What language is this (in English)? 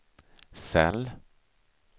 Swedish